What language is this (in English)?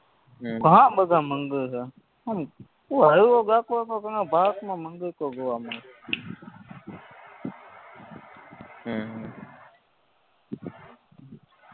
Gujarati